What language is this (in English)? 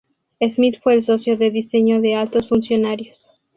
Spanish